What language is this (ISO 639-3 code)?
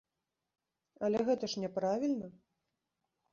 bel